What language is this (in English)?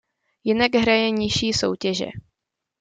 Czech